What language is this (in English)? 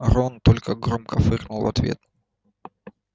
Russian